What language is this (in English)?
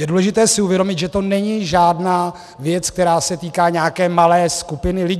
Czech